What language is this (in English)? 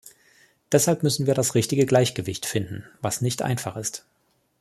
German